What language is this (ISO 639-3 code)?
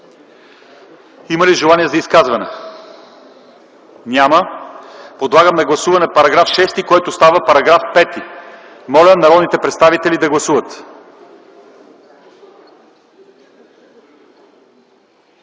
bul